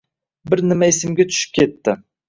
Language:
Uzbek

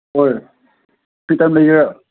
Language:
Manipuri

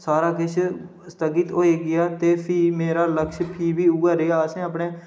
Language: Dogri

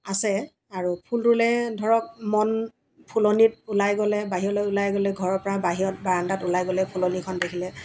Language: Assamese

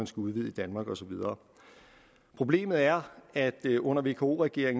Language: Danish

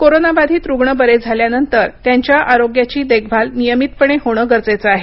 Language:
Marathi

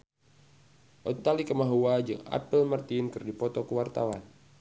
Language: Sundanese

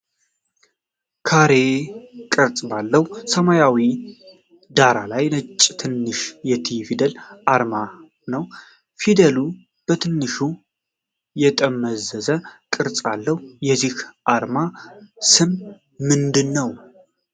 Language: Amharic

